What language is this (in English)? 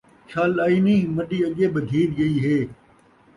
Saraiki